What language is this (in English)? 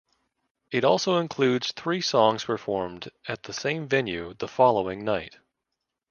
English